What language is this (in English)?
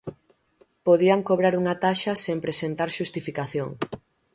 Galician